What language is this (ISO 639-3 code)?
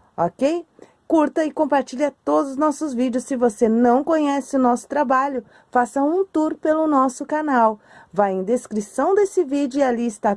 por